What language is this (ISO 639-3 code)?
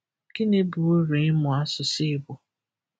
ibo